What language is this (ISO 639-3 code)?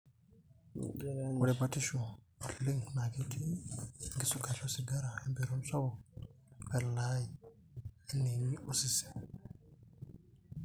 mas